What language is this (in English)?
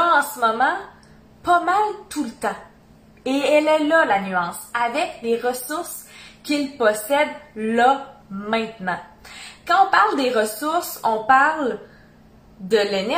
French